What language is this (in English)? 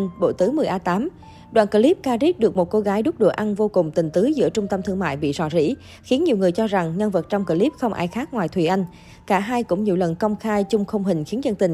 Vietnamese